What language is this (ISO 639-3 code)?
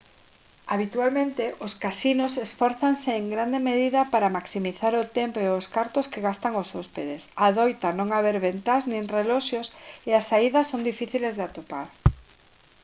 glg